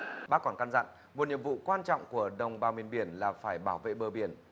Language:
Vietnamese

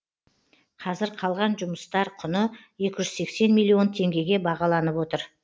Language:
Kazakh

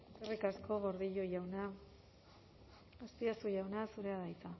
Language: Basque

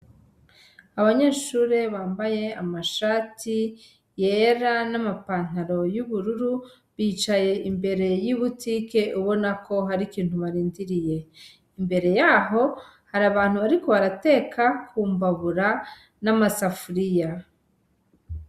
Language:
Rundi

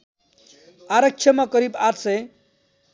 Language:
Nepali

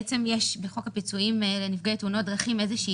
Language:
Hebrew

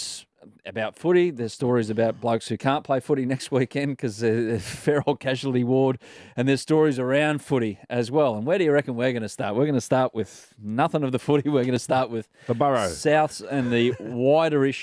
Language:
English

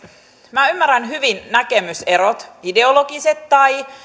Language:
Finnish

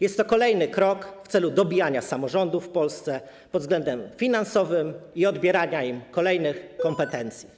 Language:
Polish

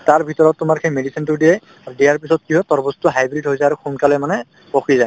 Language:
Assamese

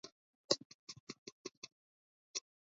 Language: Georgian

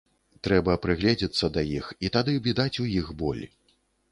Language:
Belarusian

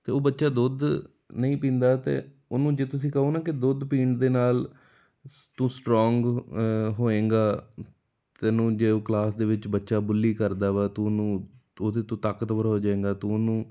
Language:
Punjabi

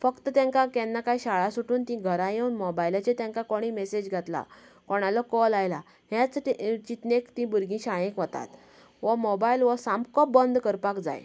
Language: Konkani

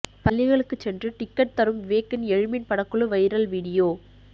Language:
Tamil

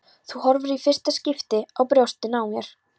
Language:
Icelandic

